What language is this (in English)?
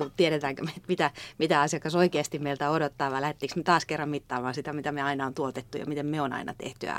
Finnish